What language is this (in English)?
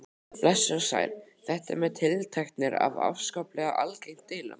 Icelandic